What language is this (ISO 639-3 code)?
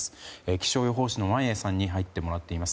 jpn